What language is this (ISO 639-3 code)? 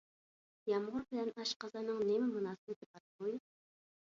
uig